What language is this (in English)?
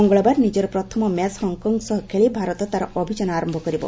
Odia